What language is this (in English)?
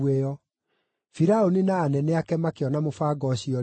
Kikuyu